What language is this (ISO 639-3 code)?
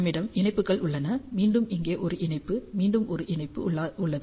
tam